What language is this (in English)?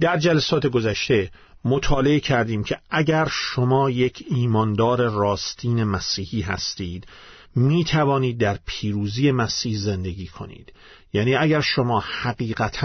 Persian